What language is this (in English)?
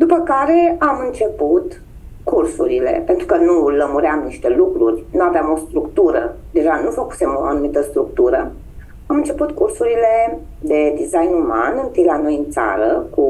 Romanian